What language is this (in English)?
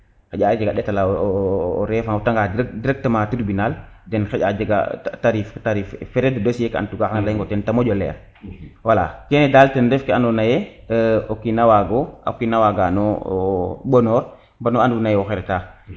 Serer